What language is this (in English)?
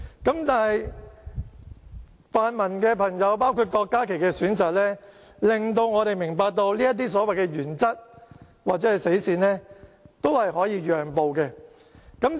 Cantonese